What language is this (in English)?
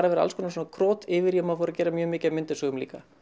Icelandic